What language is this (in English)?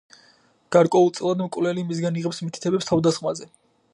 Georgian